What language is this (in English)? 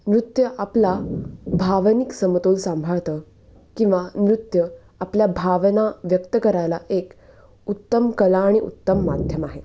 Marathi